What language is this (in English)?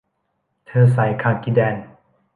Thai